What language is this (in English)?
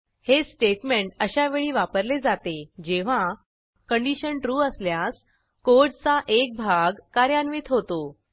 Marathi